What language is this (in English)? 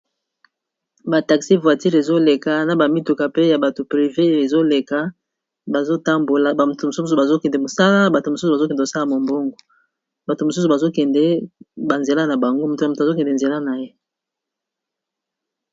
Lingala